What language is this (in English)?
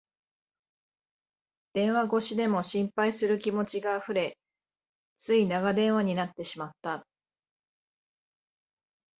Japanese